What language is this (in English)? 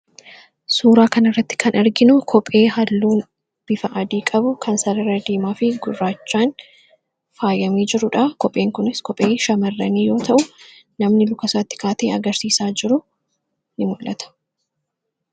Oromo